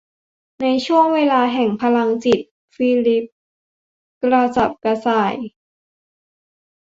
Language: Thai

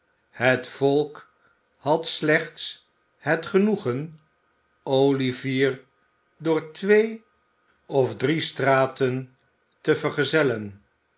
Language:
Dutch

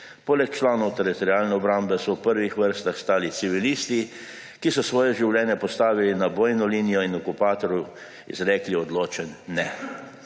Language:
Slovenian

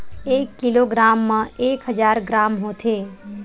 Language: Chhattisgarhi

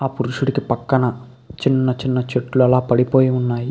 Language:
Telugu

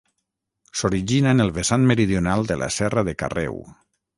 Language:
Catalan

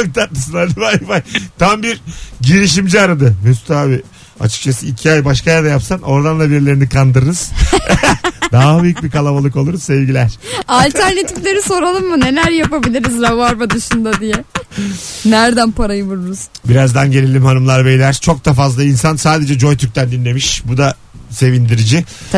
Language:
Turkish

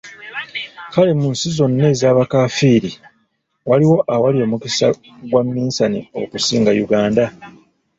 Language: Ganda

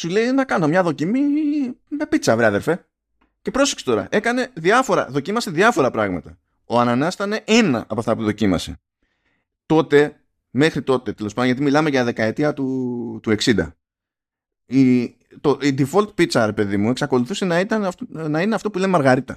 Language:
Greek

